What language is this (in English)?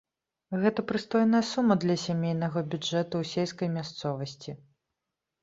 Belarusian